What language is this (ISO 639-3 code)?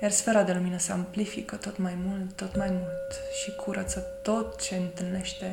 ron